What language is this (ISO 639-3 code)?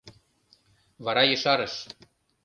chm